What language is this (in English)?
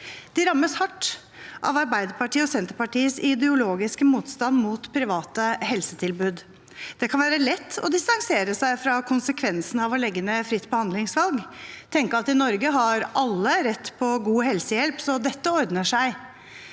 Norwegian